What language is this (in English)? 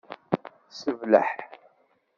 Kabyle